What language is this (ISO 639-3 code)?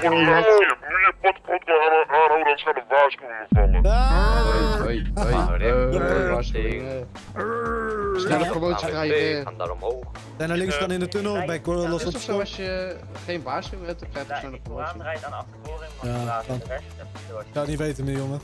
nld